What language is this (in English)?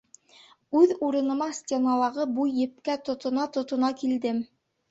Bashkir